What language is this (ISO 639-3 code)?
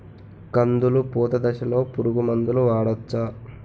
tel